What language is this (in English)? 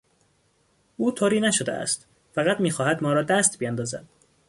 Persian